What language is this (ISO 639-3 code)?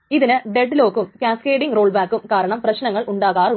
mal